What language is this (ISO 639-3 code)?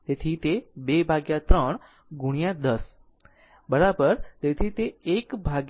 guj